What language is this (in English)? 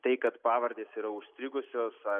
Lithuanian